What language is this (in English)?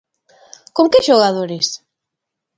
Galician